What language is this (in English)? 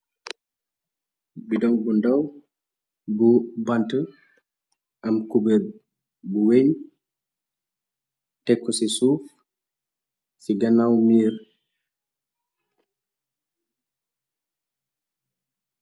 Wolof